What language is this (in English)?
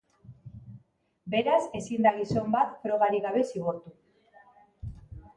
Basque